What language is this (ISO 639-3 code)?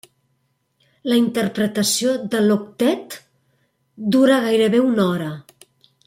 cat